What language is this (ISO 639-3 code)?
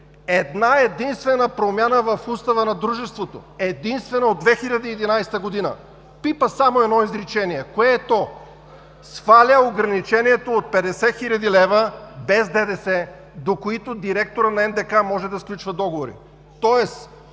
bul